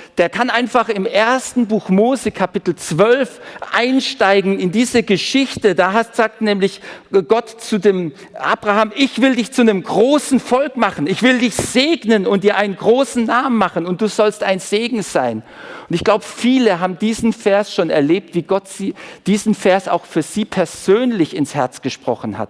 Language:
German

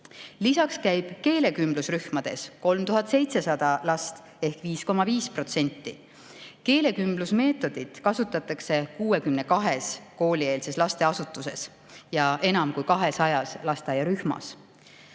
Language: Estonian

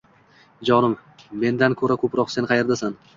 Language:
Uzbek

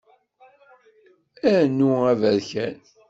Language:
Kabyle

